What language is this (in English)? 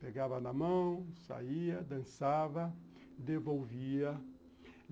Portuguese